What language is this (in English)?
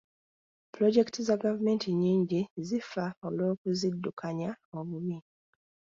Ganda